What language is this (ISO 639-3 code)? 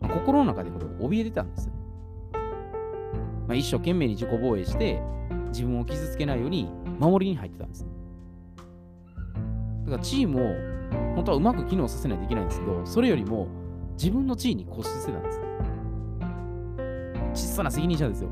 jpn